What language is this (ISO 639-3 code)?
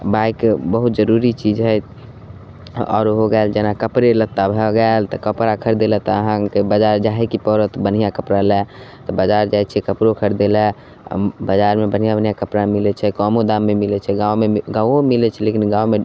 mai